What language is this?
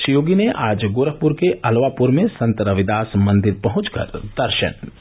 Hindi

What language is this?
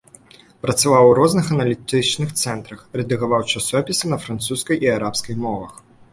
Belarusian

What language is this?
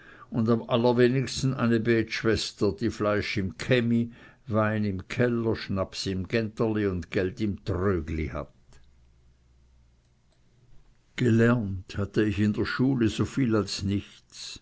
German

